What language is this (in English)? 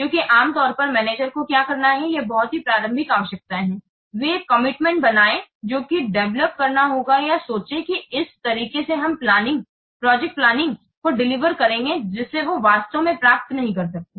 Hindi